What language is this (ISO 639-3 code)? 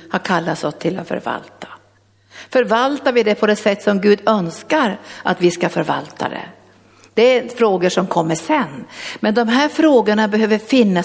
swe